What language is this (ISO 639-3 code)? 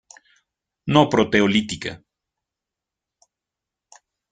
spa